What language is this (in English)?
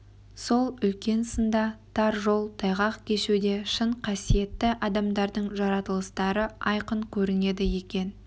Kazakh